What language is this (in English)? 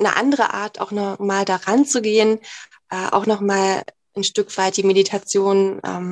German